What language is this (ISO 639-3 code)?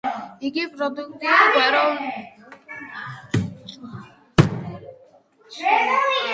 kat